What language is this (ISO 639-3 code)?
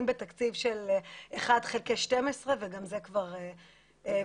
heb